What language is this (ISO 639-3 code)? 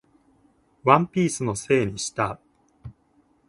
jpn